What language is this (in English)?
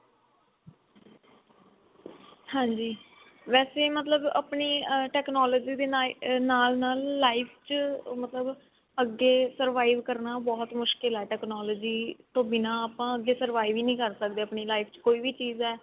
Punjabi